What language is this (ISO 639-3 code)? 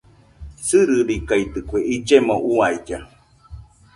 hux